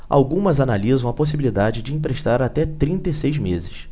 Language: Portuguese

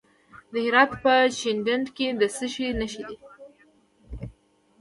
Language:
Pashto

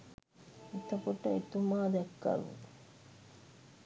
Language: Sinhala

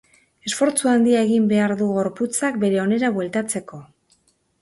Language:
Basque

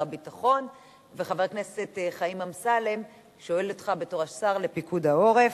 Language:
Hebrew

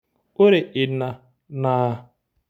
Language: Masai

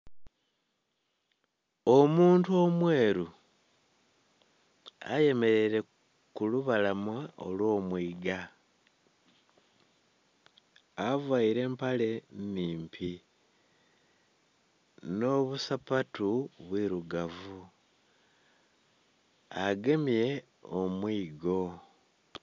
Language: Soga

